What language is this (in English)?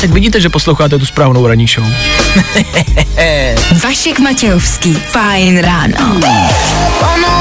Czech